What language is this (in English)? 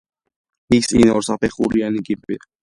Georgian